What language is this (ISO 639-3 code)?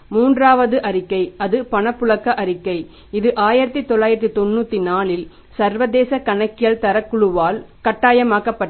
tam